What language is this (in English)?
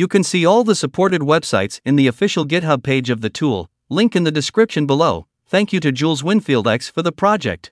English